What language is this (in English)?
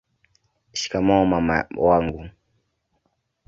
Swahili